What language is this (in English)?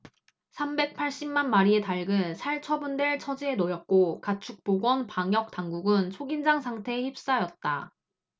Korean